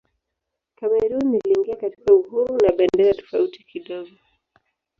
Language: Swahili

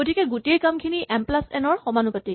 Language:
Assamese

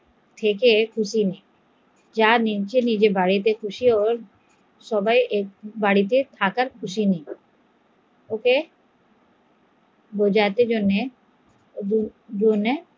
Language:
Bangla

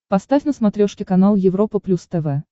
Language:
Russian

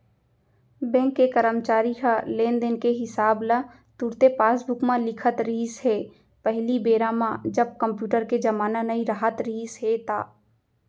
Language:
Chhattisgarhi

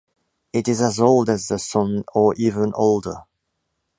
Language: English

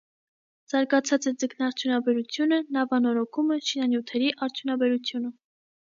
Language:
Armenian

